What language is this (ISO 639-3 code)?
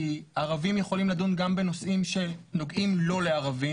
heb